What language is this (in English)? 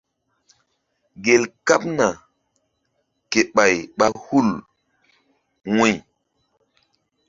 Mbum